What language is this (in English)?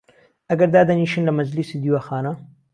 Central Kurdish